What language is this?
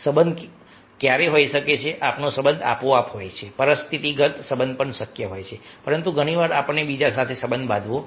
Gujarati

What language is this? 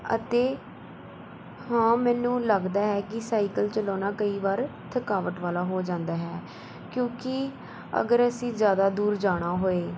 Punjabi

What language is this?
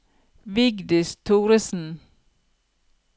Norwegian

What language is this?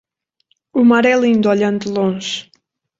Portuguese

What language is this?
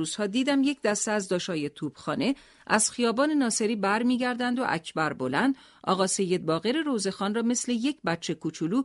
Persian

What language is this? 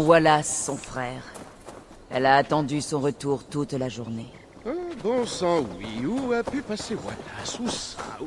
French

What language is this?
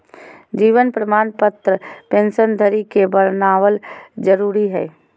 Magahi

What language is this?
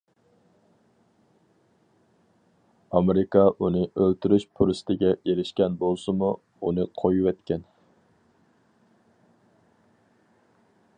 Uyghur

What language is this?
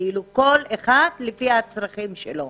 Hebrew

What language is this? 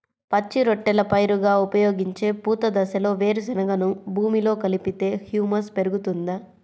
Telugu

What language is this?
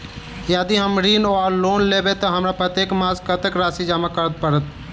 Maithili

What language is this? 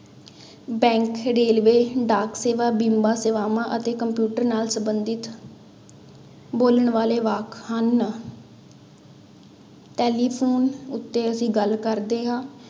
Punjabi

